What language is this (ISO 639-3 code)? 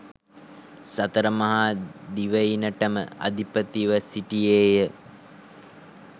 sin